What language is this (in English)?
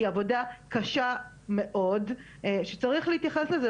Hebrew